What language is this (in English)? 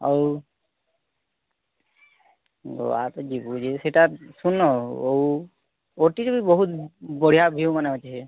Odia